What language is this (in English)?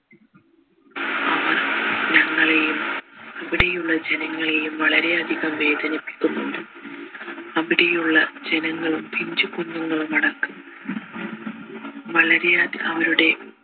Malayalam